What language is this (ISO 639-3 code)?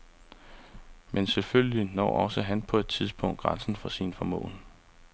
dan